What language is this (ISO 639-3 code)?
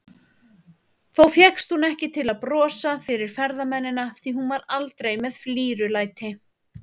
isl